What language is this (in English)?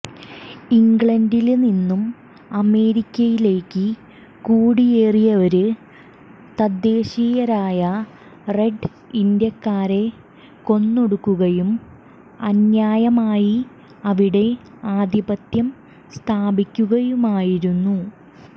Malayalam